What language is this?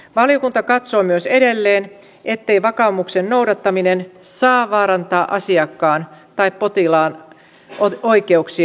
Finnish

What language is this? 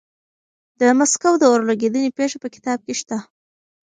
Pashto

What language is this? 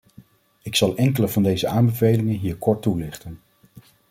Dutch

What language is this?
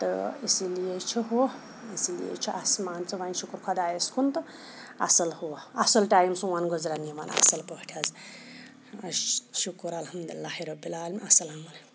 Kashmiri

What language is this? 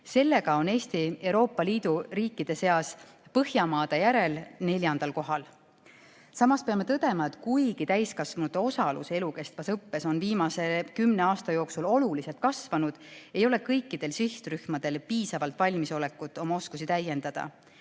Estonian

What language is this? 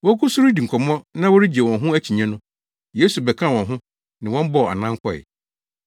Akan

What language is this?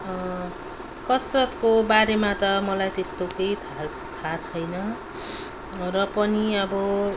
Nepali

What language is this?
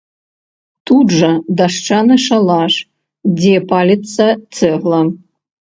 Belarusian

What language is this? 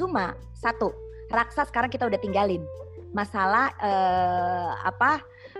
Indonesian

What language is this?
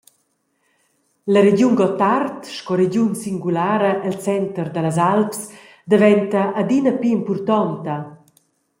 Romansh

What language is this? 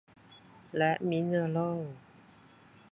Thai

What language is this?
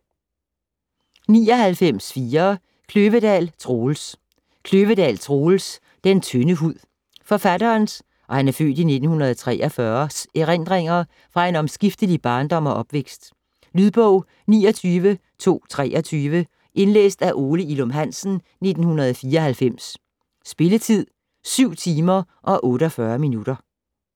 Danish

